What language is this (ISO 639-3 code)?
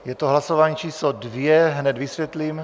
ces